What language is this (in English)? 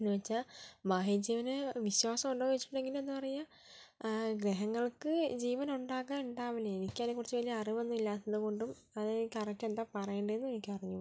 Malayalam